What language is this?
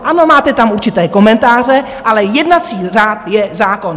Czech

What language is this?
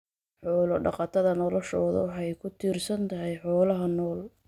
Somali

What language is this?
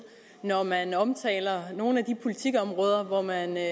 Danish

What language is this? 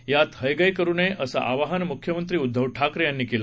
Marathi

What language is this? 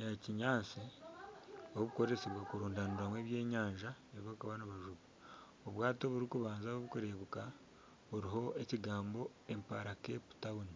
Nyankole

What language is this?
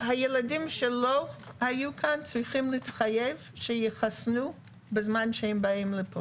Hebrew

